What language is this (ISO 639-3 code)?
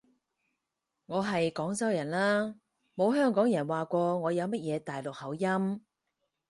yue